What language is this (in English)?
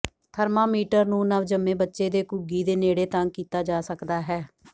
Punjabi